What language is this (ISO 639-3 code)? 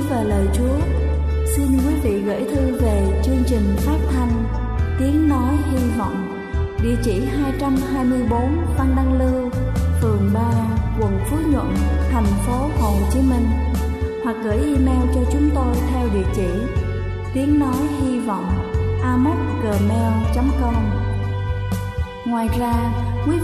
vie